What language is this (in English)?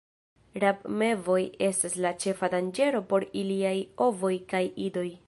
Esperanto